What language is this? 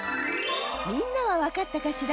Japanese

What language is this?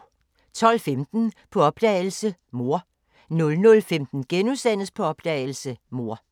Danish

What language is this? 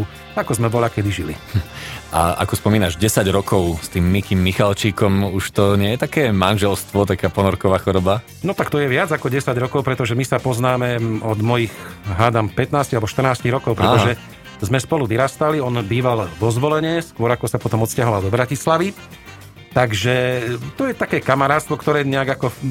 Slovak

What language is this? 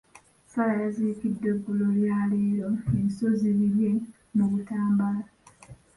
Ganda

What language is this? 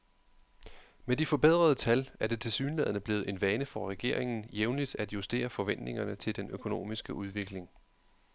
Danish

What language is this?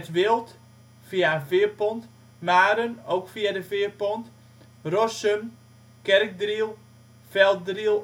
Dutch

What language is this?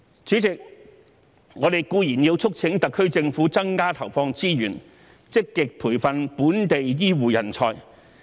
Cantonese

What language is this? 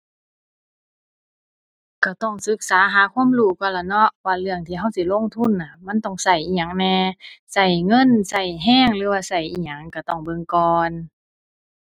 Thai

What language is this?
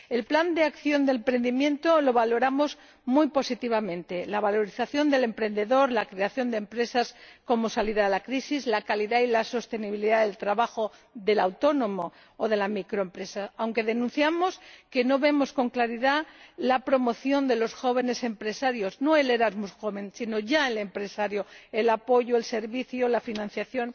Spanish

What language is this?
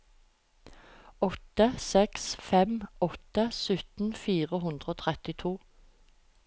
Norwegian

